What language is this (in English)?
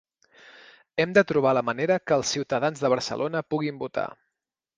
Catalan